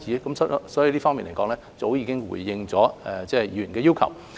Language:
Cantonese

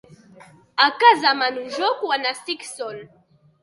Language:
Catalan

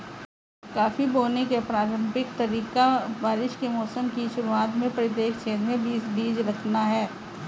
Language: Hindi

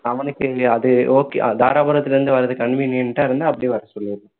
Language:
Tamil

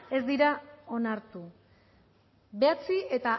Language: Basque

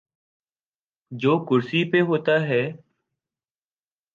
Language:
Urdu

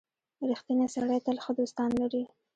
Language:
Pashto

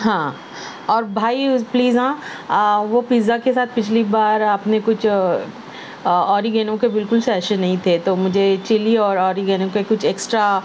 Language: Urdu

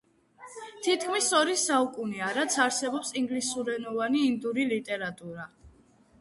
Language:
Georgian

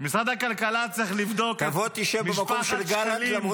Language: Hebrew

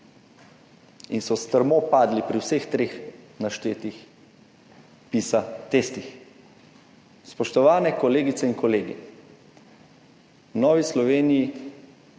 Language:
Slovenian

